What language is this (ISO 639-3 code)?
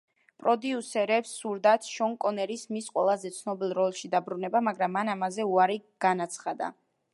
kat